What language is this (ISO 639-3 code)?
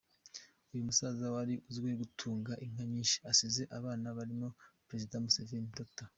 kin